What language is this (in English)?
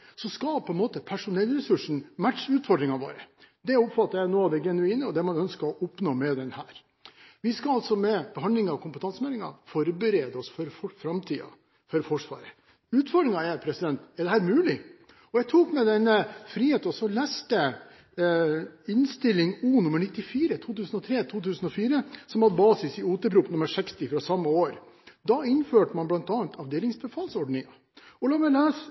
Norwegian Bokmål